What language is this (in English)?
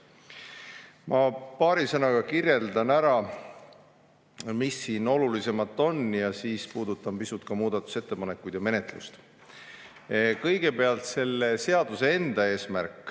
Estonian